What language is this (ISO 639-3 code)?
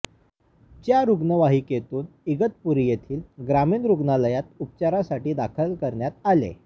mar